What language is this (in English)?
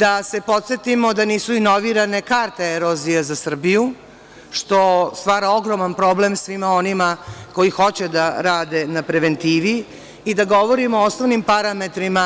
Serbian